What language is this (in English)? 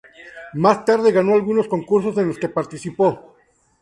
Spanish